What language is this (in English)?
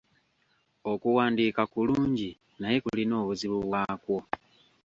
Ganda